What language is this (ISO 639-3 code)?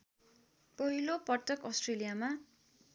nep